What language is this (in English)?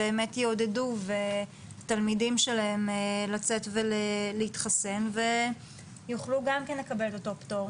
Hebrew